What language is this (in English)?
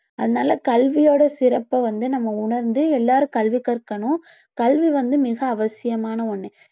Tamil